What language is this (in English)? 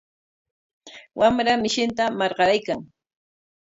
Corongo Ancash Quechua